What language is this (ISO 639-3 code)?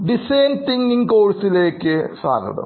mal